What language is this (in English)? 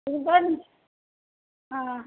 Tamil